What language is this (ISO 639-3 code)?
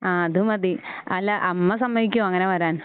mal